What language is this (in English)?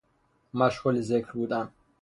Persian